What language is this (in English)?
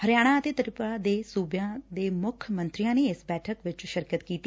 Punjabi